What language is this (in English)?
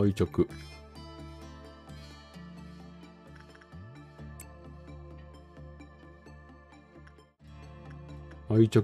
Japanese